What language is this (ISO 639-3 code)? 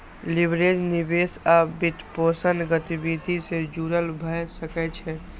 mai